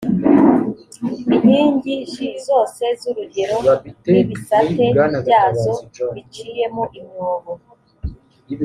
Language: Kinyarwanda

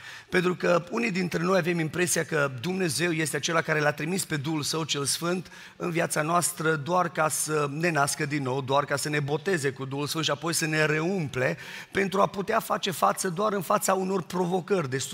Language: Romanian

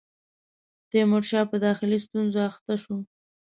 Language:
Pashto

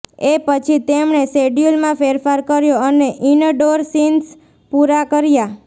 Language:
Gujarati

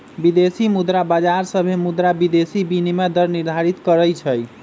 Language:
Magahi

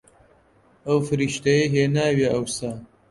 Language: Central Kurdish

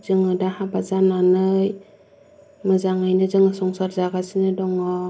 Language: Bodo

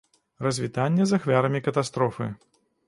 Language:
Belarusian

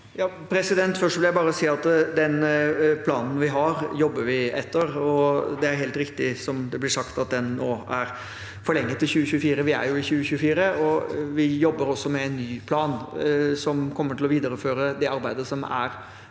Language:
Norwegian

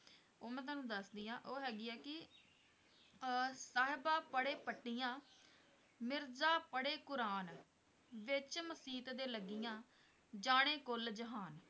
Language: Punjabi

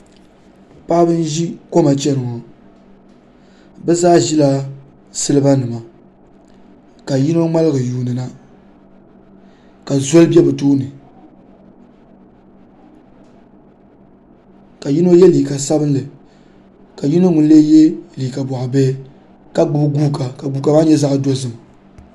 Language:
Dagbani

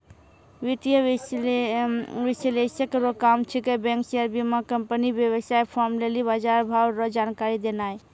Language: Maithili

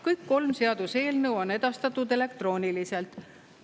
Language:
Estonian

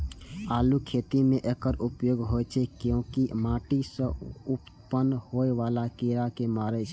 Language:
Maithili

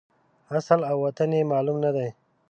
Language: Pashto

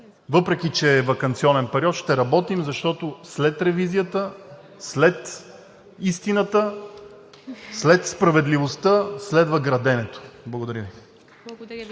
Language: Bulgarian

